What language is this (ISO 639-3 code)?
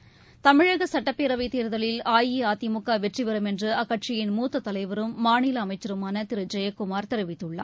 tam